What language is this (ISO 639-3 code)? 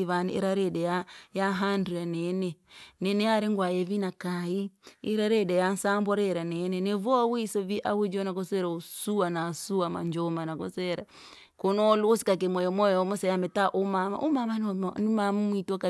lag